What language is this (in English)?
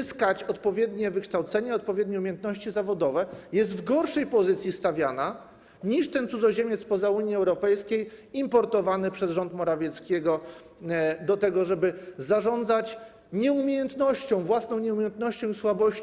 Polish